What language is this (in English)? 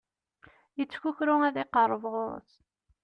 Kabyle